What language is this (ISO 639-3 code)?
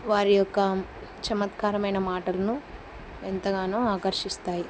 tel